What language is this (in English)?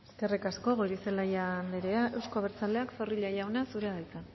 Basque